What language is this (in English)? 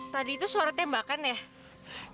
Indonesian